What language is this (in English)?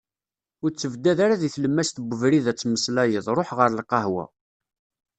Kabyle